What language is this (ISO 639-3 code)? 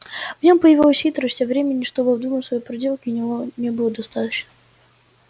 rus